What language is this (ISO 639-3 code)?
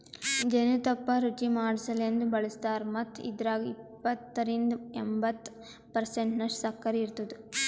kan